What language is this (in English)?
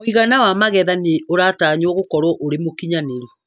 Kikuyu